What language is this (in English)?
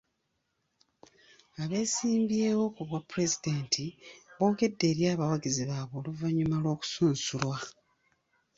Ganda